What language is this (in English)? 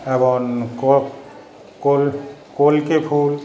Bangla